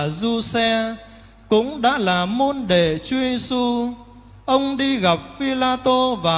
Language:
Vietnamese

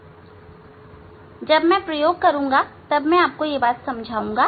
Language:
Hindi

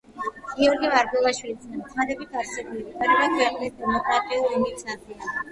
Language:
Georgian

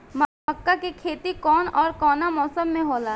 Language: Bhojpuri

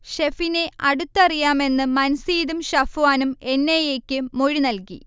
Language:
Malayalam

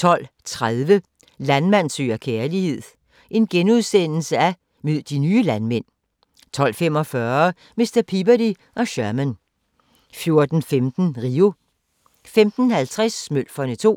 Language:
Danish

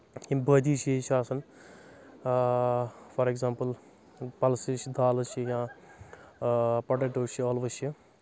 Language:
Kashmiri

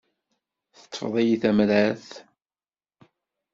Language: Kabyle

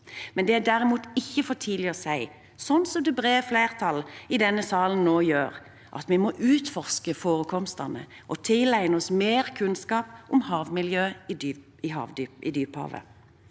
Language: Norwegian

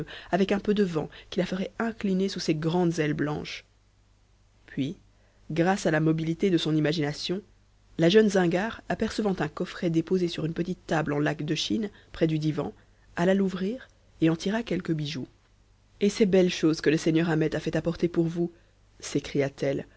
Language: French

